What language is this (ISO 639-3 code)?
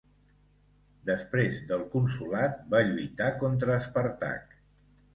cat